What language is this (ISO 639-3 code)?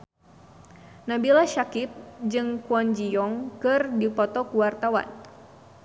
sun